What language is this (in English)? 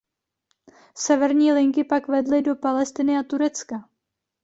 Czech